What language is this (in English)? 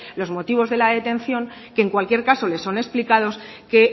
Spanish